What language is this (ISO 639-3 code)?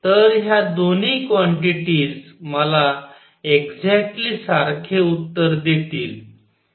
mar